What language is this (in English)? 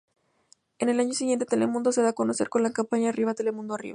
Spanish